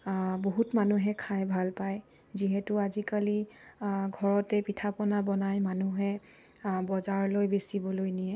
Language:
Assamese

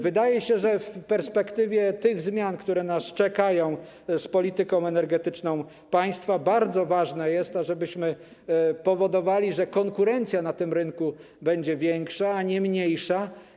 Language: Polish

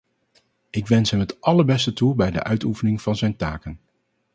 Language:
Dutch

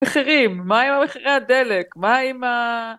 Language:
Hebrew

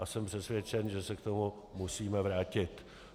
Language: Czech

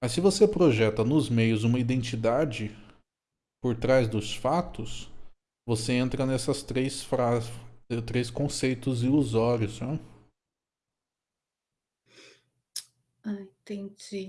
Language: Portuguese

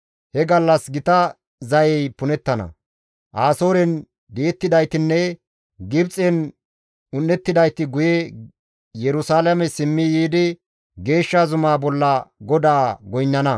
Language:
Gamo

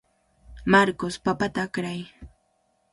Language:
Cajatambo North Lima Quechua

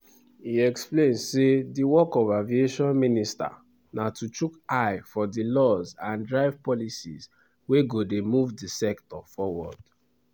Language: Nigerian Pidgin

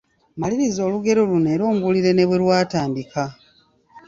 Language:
Ganda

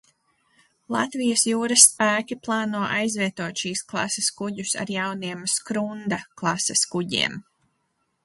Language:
Latvian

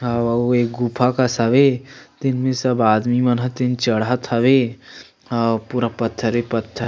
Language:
Chhattisgarhi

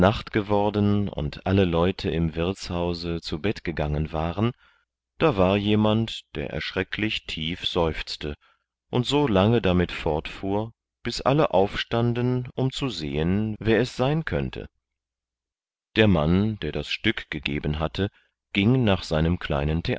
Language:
German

